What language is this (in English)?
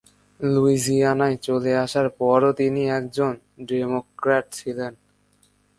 Bangla